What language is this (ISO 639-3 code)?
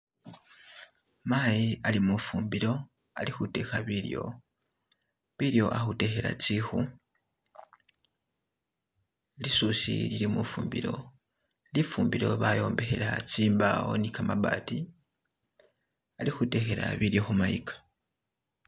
myx